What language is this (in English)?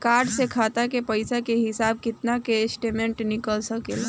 Bhojpuri